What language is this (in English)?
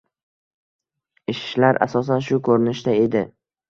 Uzbek